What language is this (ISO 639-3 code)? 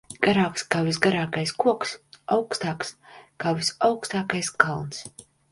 lav